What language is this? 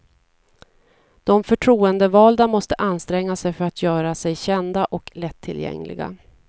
Swedish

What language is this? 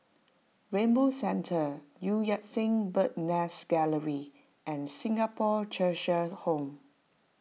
English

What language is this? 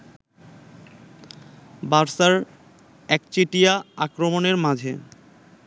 Bangla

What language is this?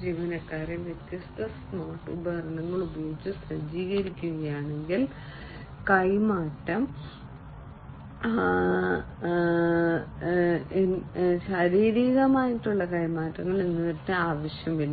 Malayalam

